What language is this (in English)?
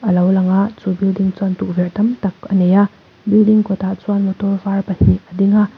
Mizo